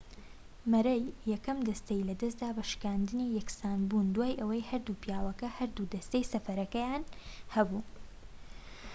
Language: Central Kurdish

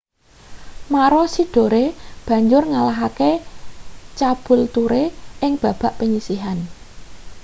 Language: Javanese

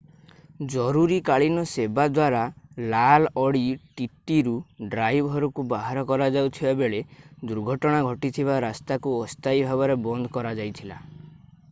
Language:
Odia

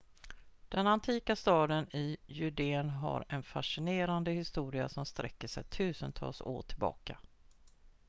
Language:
Swedish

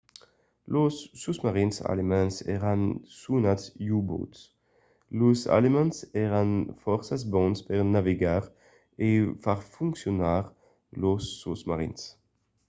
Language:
Occitan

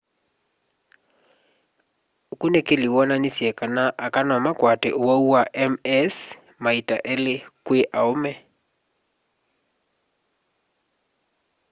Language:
Kamba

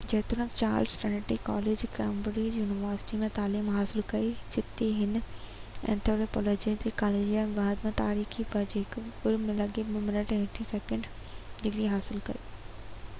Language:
Sindhi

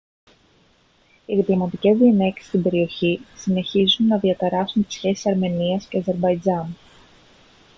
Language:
Greek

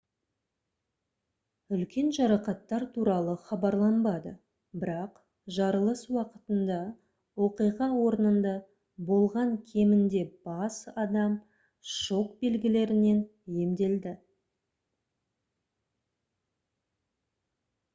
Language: Kazakh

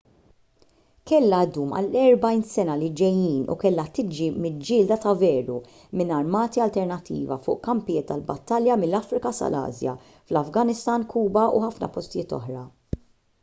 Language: Maltese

